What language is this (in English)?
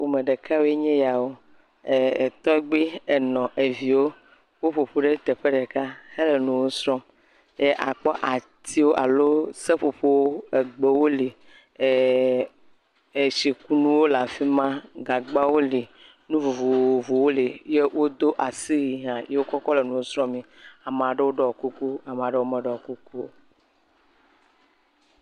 Ewe